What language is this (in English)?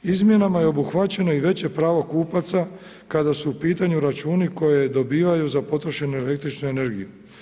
Croatian